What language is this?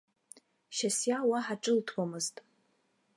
Abkhazian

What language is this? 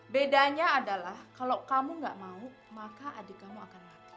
Indonesian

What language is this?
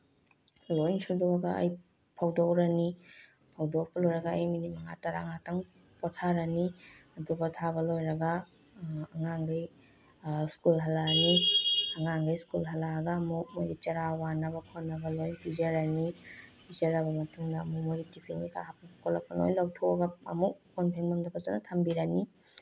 Manipuri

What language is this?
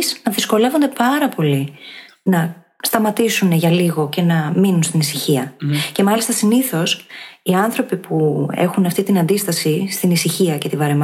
Greek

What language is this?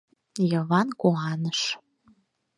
Mari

